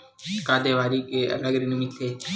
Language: Chhattisgarhi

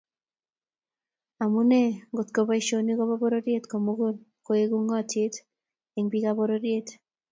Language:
Kalenjin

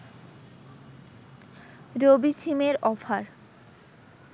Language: Bangla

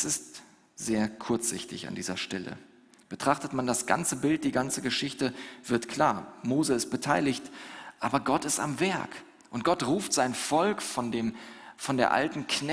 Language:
German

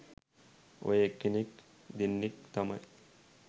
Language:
Sinhala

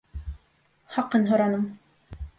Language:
Bashkir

